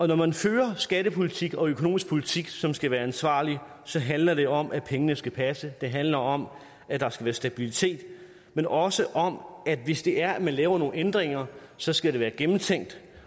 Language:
Danish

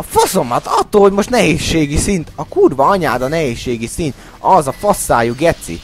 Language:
Hungarian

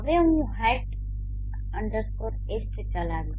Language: Gujarati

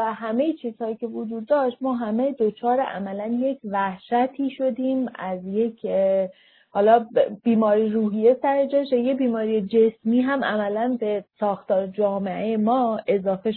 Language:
Persian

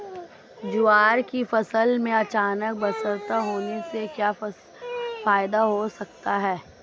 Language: Hindi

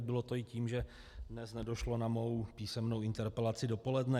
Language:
Czech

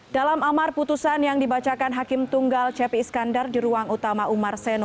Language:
Indonesian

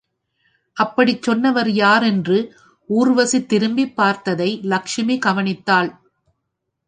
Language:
Tamil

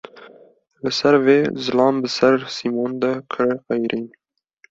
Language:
Kurdish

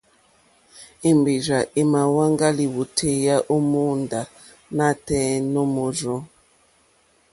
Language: Mokpwe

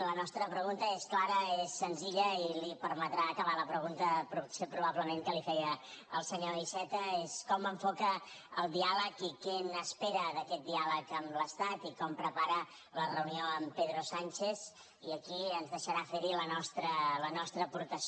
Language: Catalan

